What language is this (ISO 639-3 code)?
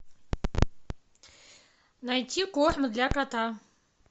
rus